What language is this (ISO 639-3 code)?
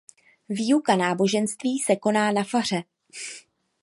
ces